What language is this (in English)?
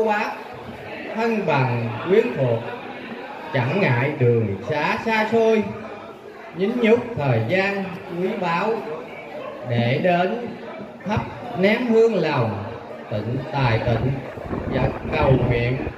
Vietnamese